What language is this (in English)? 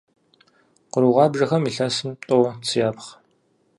Kabardian